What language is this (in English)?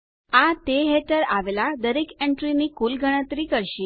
Gujarati